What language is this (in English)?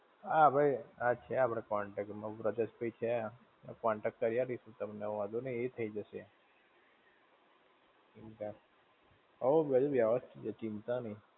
Gujarati